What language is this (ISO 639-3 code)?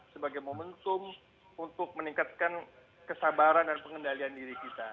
ind